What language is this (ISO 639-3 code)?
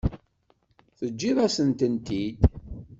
kab